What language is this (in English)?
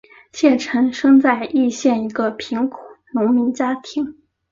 Chinese